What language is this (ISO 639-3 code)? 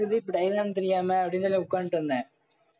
tam